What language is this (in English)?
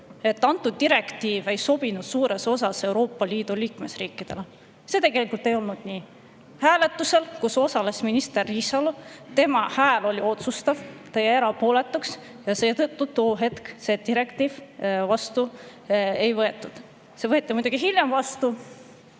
Estonian